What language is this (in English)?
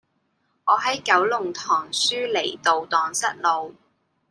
Cantonese